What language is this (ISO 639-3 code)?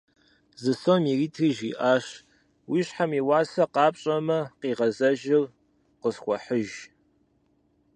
kbd